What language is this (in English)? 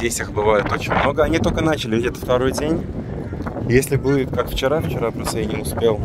Russian